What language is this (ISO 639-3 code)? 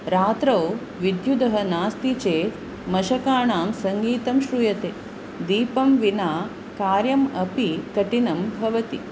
san